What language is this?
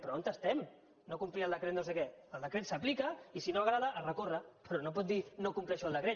Catalan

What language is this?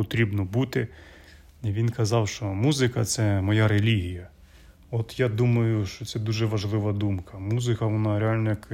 Ukrainian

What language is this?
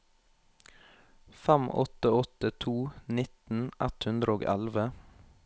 Norwegian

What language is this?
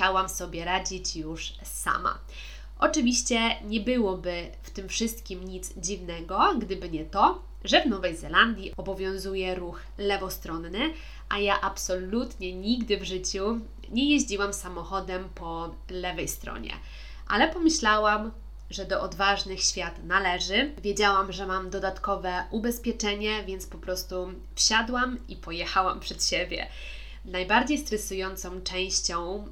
Polish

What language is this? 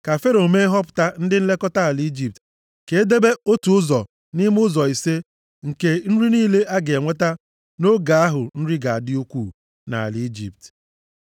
Igbo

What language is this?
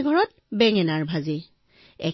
Assamese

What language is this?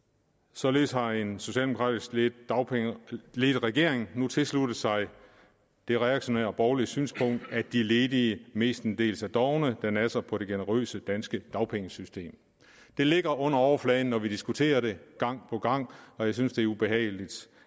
Danish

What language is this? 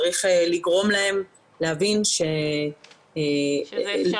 Hebrew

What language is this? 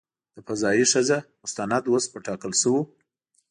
Pashto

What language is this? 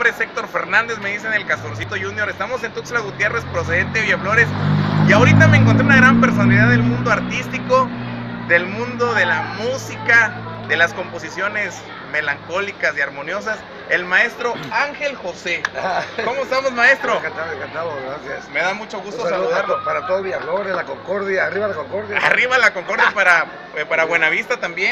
Spanish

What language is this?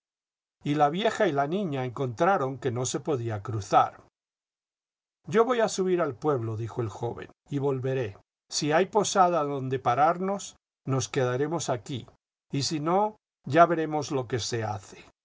Spanish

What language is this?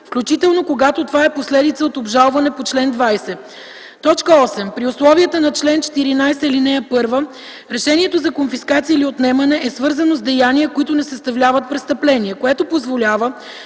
Bulgarian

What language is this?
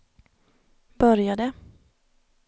Swedish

